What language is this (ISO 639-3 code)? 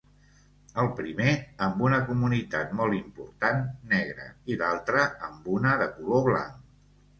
cat